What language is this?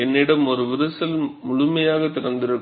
Tamil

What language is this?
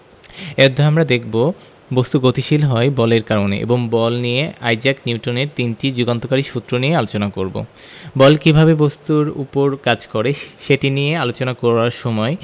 Bangla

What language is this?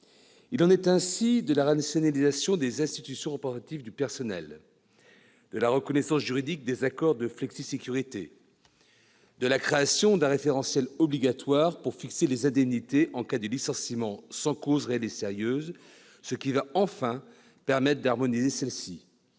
French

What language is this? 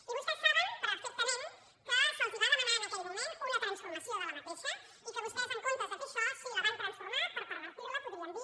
Catalan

